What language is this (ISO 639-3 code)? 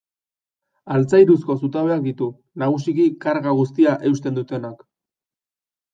eus